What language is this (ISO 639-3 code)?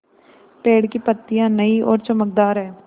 hin